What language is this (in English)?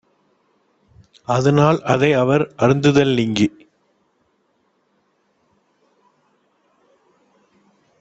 Tamil